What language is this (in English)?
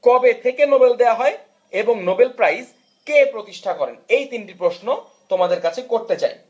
Bangla